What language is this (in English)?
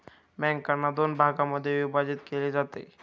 Marathi